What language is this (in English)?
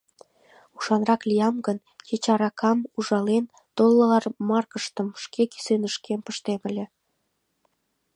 Mari